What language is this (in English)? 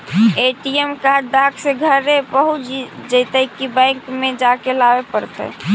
Magahi